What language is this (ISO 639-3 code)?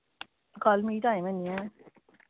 doi